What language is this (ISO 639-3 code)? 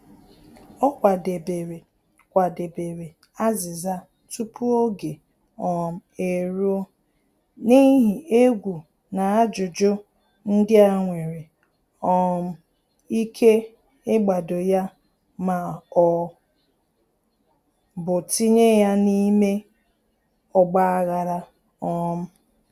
ibo